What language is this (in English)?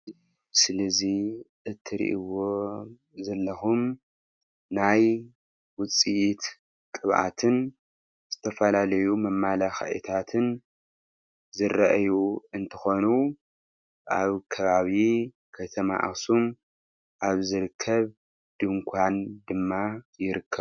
Tigrinya